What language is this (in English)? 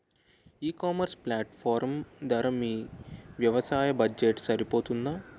Telugu